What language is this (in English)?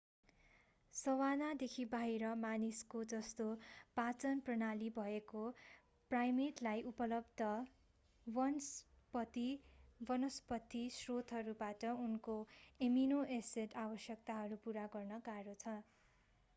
Nepali